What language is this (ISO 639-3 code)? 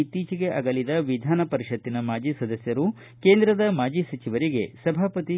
kan